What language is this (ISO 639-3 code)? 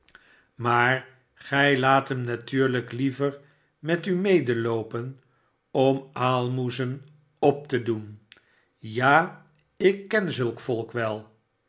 nld